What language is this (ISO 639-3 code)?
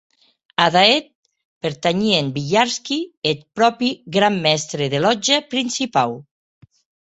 oci